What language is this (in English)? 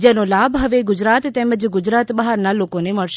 Gujarati